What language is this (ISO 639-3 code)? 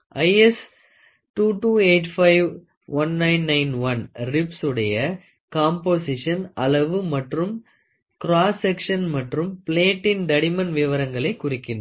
tam